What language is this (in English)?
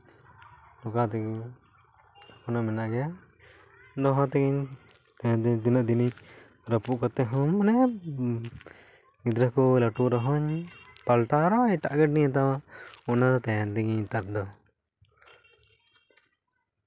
Santali